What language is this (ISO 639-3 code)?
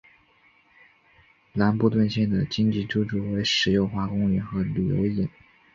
zho